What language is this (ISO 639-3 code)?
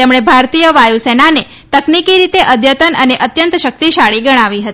guj